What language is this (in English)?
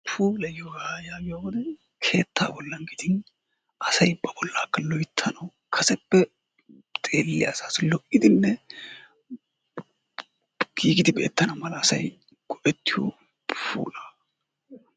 Wolaytta